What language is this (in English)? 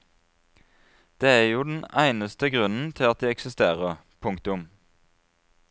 Norwegian